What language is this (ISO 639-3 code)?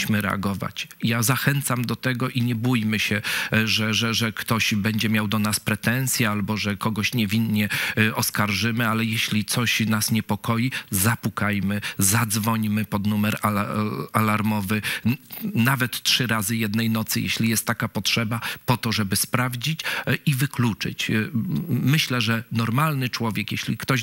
pol